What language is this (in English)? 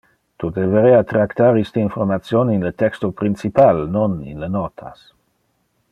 Interlingua